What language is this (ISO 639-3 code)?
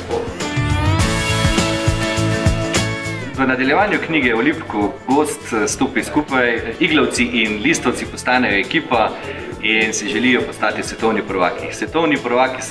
rus